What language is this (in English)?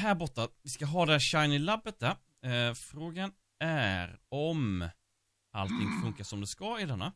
Swedish